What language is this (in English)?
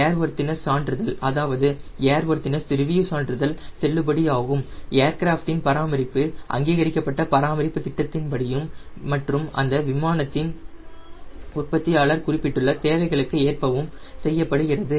Tamil